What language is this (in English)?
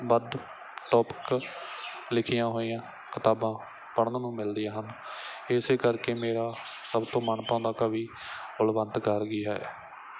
Punjabi